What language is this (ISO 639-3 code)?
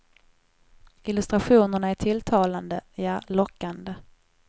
swe